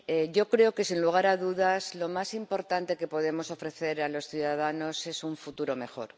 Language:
Spanish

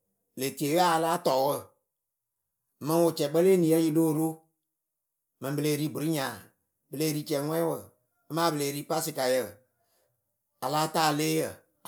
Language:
Akebu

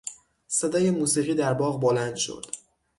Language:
Persian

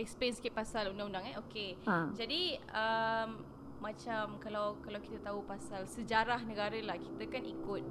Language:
Malay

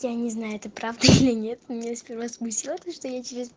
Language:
Russian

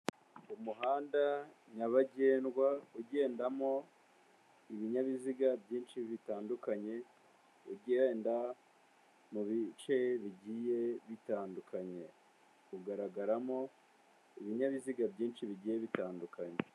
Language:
Kinyarwanda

